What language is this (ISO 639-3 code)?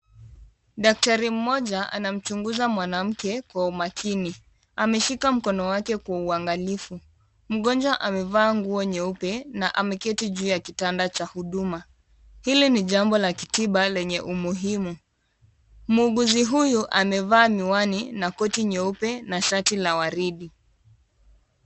swa